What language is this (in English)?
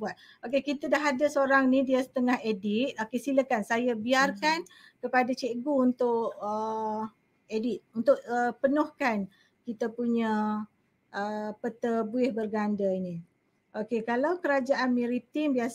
Malay